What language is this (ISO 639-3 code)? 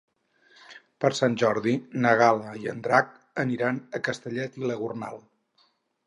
cat